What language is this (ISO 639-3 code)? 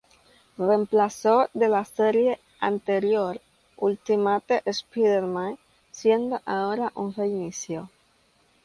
spa